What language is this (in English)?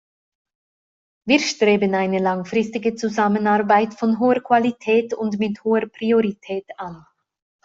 German